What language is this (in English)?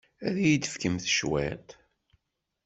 Kabyle